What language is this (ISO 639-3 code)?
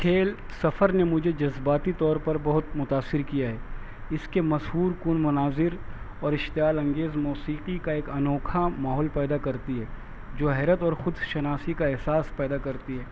urd